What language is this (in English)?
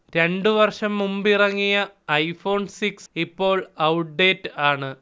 Malayalam